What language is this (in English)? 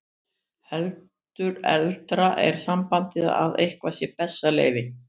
Icelandic